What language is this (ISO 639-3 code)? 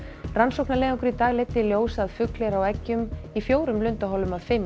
isl